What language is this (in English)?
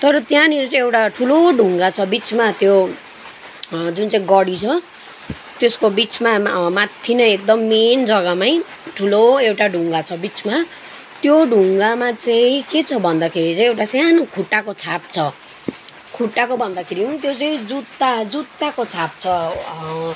Nepali